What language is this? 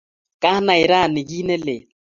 Kalenjin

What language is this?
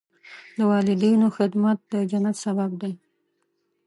Pashto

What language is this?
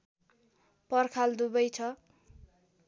Nepali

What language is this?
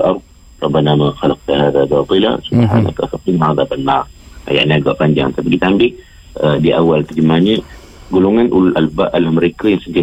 Malay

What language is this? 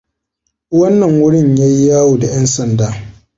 Hausa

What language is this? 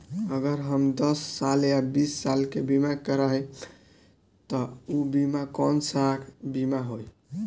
Bhojpuri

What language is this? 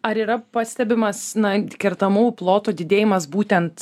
Lithuanian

